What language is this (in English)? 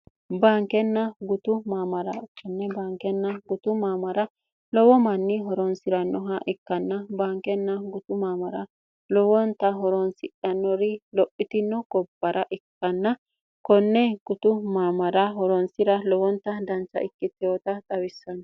Sidamo